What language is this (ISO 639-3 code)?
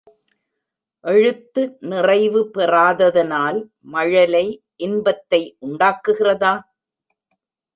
tam